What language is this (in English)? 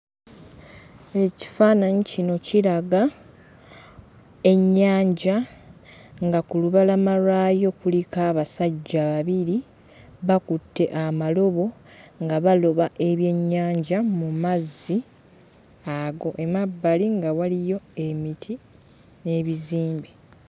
Ganda